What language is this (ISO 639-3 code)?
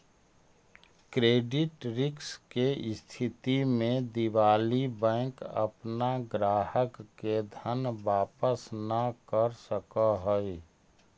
mag